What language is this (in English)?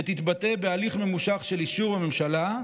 Hebrew